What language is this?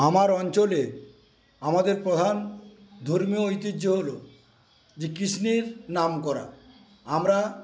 Bangla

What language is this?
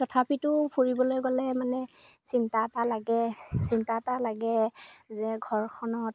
Assamese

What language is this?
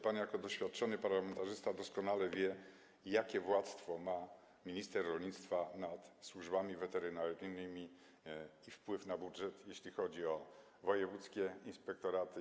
Polish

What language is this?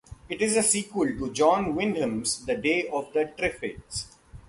English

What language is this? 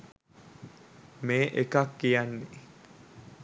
Sinhala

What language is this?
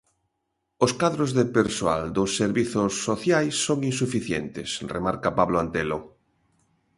Galician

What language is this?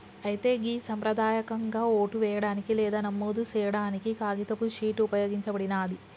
Telugu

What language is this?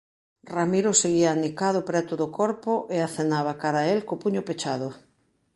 Galician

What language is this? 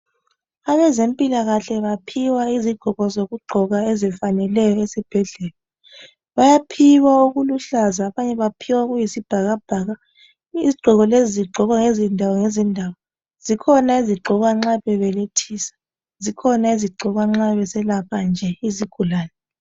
North Ndebele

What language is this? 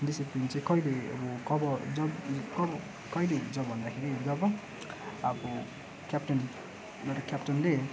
Nepali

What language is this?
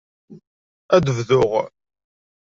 Kabyle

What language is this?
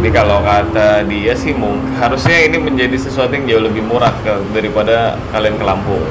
Indonesian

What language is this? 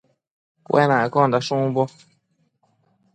Matsés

